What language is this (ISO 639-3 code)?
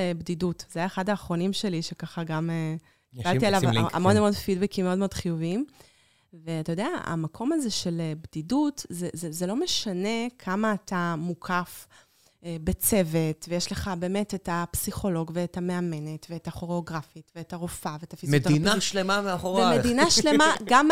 heb